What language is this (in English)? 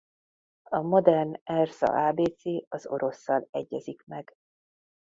Hungarian